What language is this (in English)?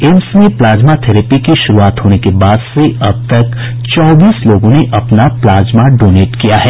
Hindi